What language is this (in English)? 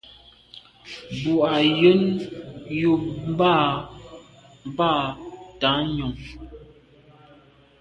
Medumba